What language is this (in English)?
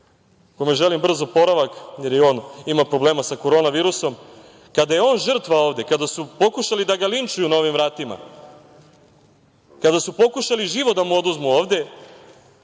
Serbian